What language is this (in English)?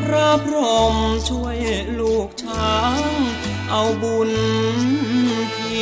Thai